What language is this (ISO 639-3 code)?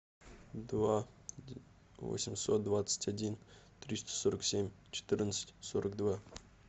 rus